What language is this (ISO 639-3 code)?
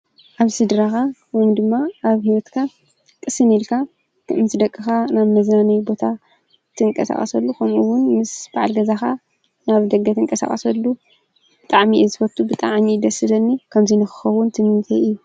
tir